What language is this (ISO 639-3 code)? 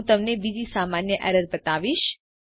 guj